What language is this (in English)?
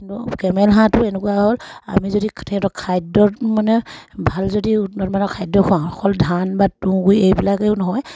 Assamese